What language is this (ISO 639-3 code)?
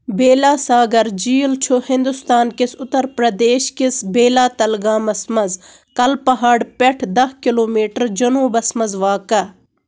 kas